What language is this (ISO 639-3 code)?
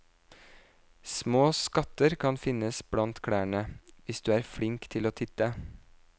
nor